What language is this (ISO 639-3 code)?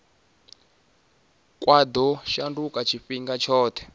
ven